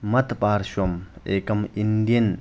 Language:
Sanskrit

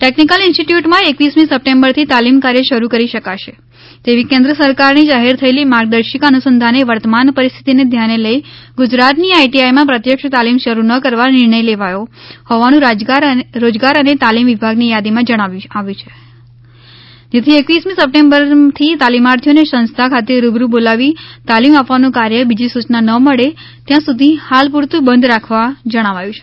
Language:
Gujarati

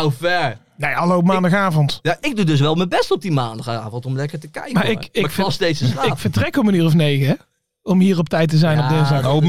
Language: Dutch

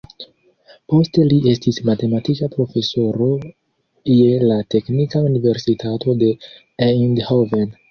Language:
Esperanto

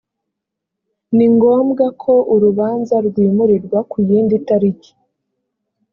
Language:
Kinyarwanda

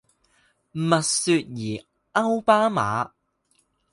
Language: Chinese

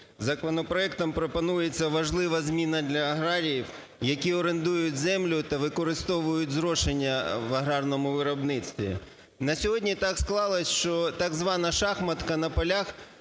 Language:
Ukrainian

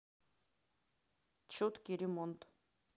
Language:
Russian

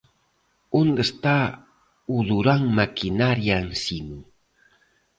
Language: Galician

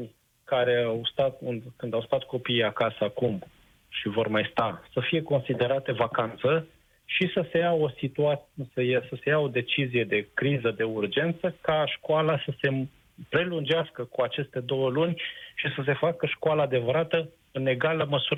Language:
Romanian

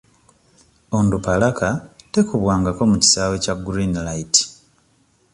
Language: Ganda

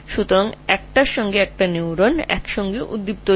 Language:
Bangla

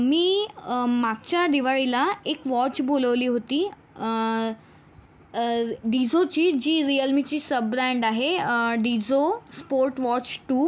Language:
Marathi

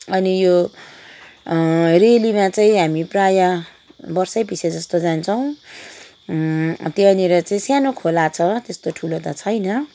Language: Nepali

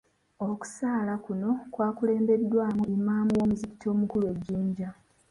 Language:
Ganda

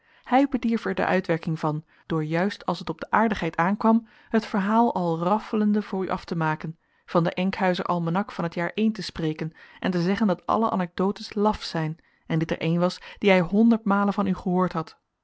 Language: Dutch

